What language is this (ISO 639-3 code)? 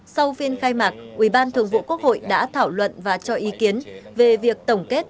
vie